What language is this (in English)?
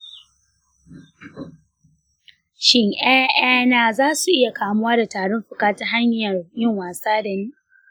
Hausa